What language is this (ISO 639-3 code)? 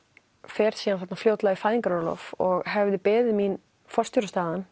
isl